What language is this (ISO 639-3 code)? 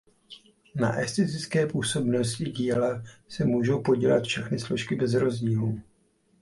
ces